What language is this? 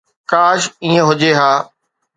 Sindhi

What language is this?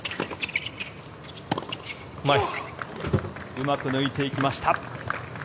Japanese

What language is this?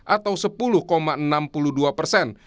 Indonesian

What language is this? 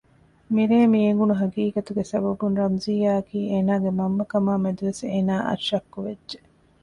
Divehi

